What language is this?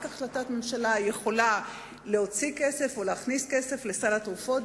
Hebrew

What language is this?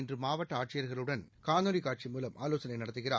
Tamil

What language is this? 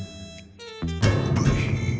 Japanese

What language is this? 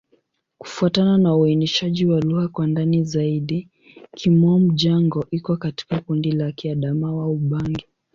Swahili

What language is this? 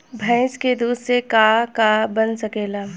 Bhojpuri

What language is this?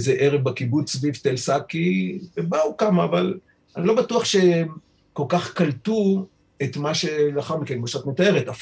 Hebrew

